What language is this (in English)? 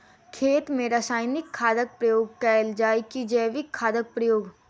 Maithili